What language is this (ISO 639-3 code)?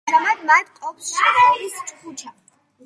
kat